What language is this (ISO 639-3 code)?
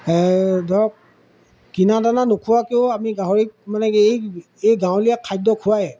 asm